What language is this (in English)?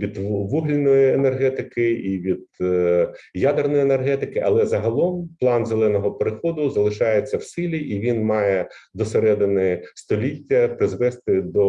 Ukrainian